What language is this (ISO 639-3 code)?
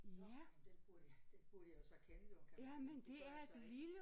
dan